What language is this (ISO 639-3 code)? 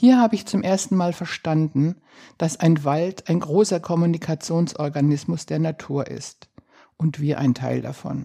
deu